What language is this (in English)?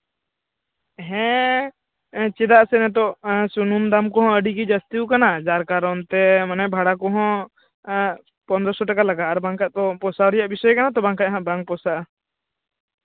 Santali